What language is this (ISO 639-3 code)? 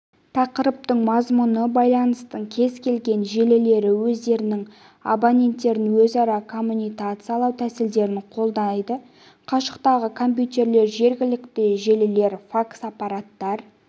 kaz